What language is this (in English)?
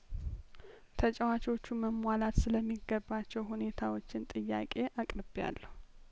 Amharic